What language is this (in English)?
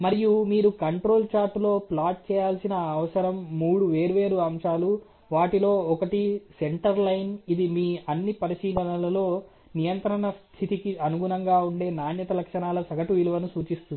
Telugu